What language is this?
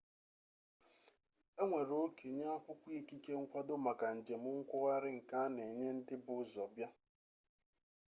Igbo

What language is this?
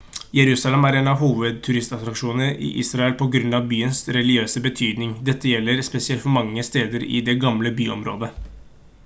Norwegian Bokmål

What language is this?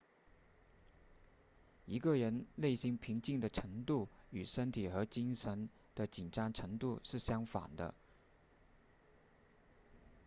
Chinese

